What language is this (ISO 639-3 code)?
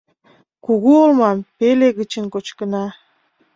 chm